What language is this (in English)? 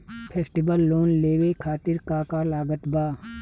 Bhojpuri